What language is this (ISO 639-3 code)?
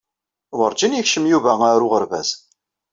kab